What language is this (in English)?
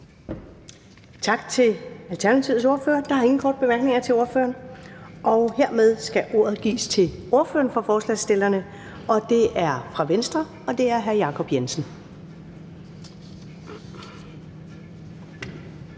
Danish